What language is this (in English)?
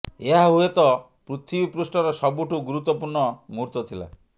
Odia